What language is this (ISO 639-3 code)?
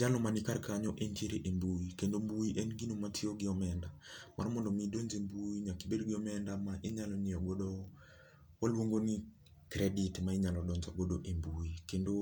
luo